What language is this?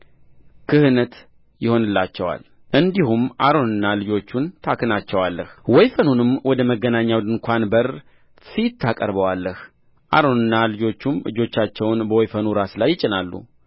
Amharic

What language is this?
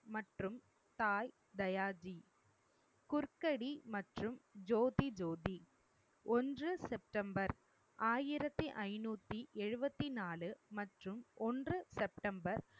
Tamil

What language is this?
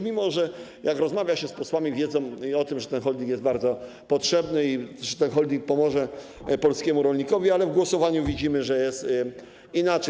Polish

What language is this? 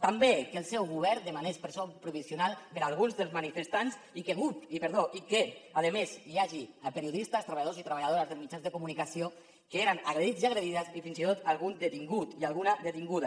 Catalan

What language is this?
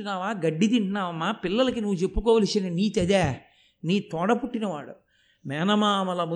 Telugu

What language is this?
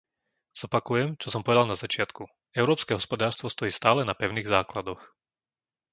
Slovak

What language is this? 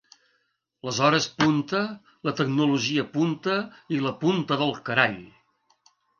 Catalan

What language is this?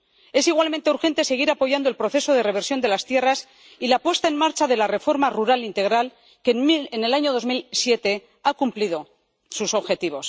Spanish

